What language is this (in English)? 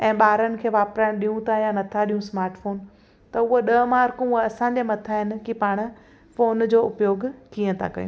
Sindhi